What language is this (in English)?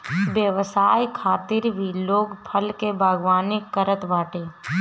Bhojpuri